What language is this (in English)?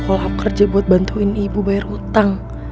Indonesian